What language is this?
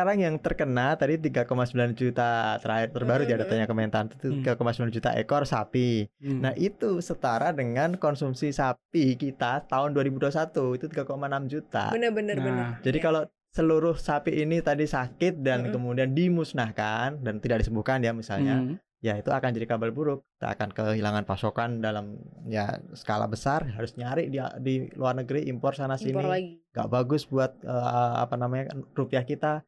Indonesian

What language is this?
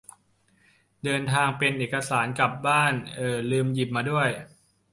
Thai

